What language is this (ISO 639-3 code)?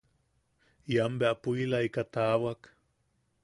yaq